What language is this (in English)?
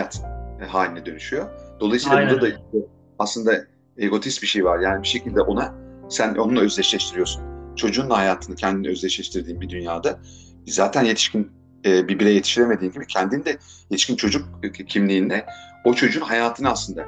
Turkish